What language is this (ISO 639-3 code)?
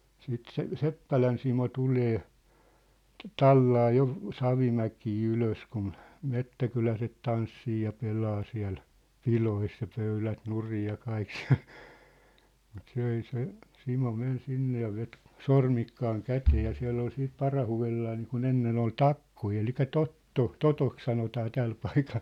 fin